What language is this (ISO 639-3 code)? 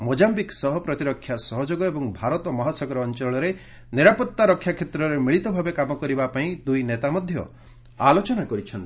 ori